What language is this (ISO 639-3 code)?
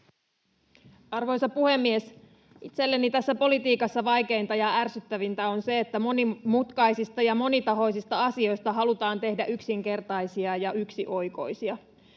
fin